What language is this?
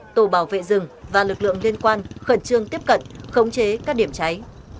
Vietnamese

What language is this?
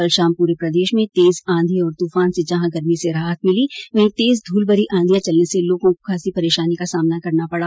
Hindi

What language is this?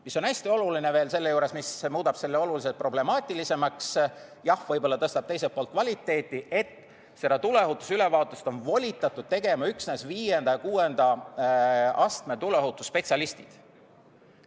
Estonian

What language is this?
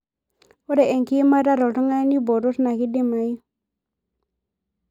Masai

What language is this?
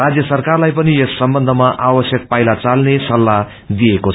Nepali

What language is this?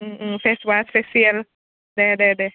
Bodo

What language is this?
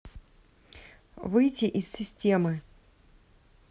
Russian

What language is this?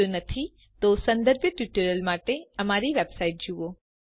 Gujarati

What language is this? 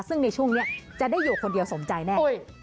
Thai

